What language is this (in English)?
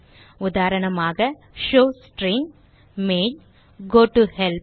Tamil